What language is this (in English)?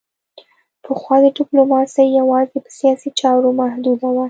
Pashto